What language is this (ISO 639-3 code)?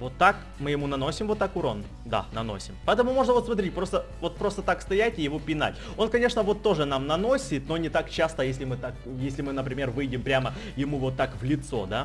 rus